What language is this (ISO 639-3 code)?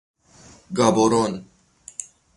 fas